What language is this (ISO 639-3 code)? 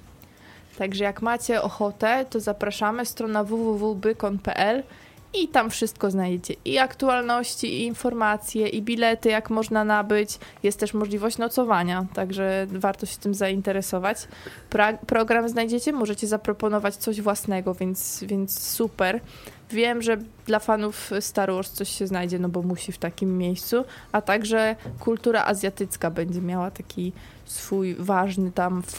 pol